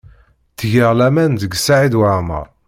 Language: Kabyle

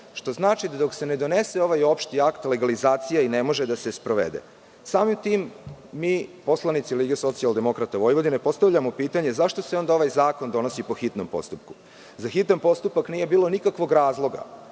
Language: Serbian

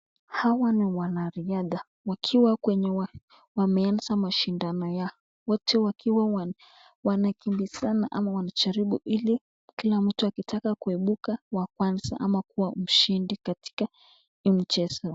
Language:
Swahili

